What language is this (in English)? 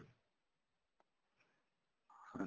Punjabi